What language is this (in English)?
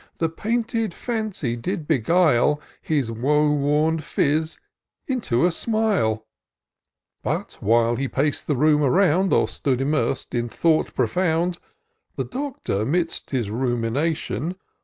English